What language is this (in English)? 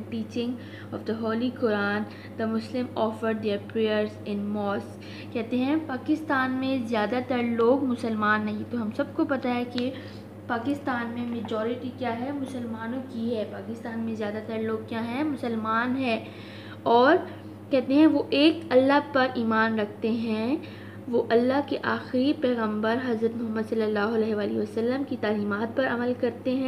Hindi